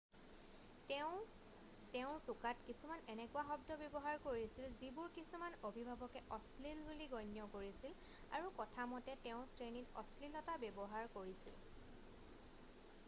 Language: Assamese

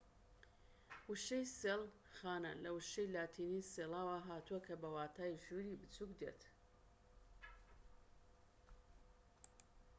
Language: Central Kurdish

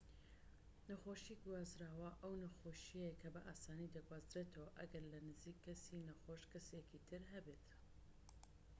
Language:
Central Kurdish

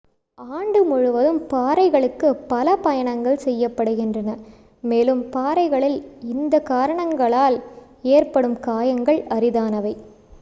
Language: Tamil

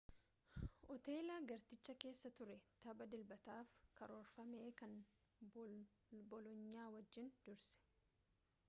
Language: Oromo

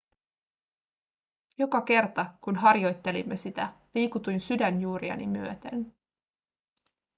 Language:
Finnish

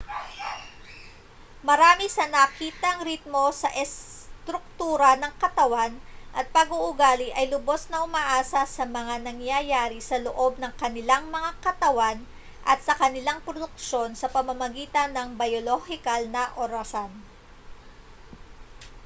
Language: Filipino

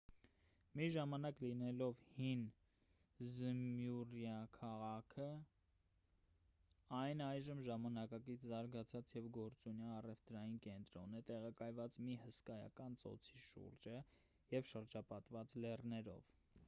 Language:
Armenian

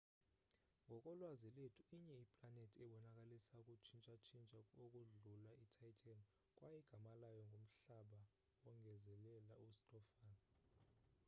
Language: Xhosa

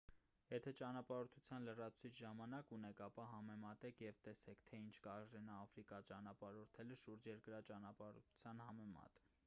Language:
Armenian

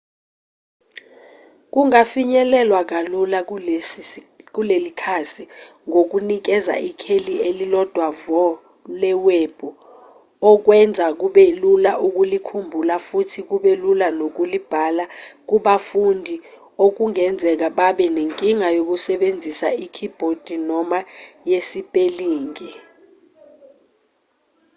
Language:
Zulu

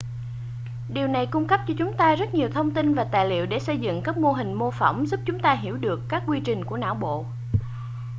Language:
Vietnamese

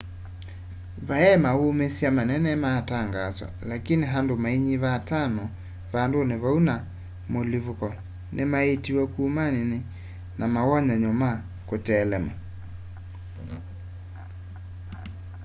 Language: Kamba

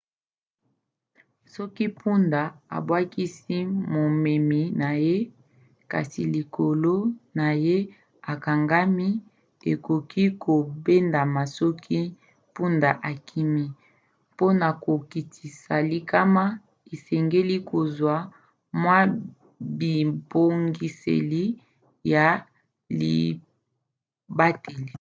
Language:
Lingala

